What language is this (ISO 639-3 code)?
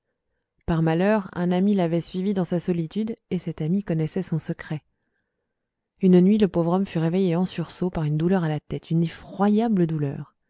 fra